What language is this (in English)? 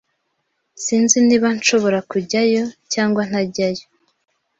Kinyarwanda